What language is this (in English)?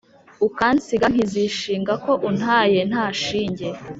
Kinyarwanda